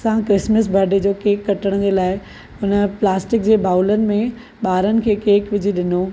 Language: Sindhi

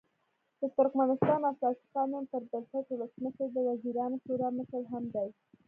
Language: Pashto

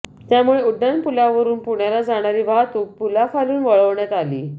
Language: Marathi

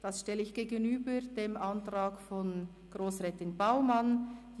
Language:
Swiss German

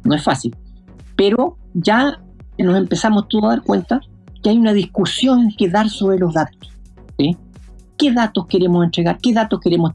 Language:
Spanish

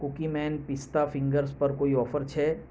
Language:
Gujarati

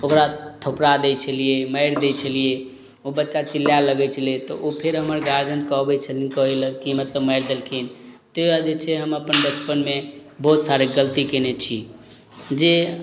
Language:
Maithili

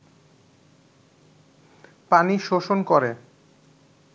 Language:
Bangla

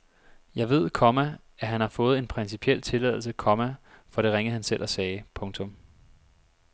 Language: Danish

